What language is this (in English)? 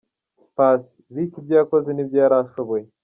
Kinyarwanda